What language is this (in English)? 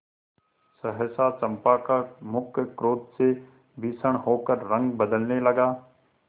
Hindi